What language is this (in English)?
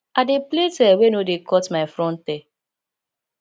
Nigerian Pidgin